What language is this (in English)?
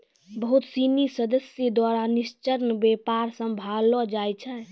Maithili